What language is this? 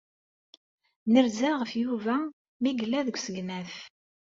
Kabyle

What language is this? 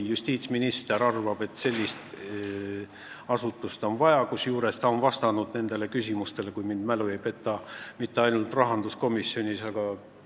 Estonian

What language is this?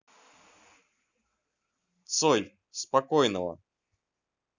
Russian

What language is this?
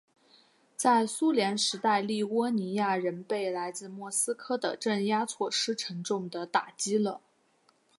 Chinese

